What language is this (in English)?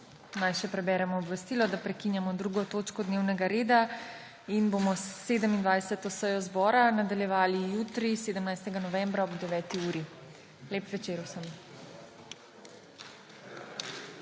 Slovenian